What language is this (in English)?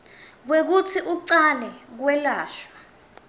Swati